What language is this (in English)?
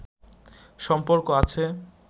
Bangla